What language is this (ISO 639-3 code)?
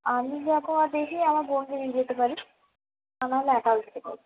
ben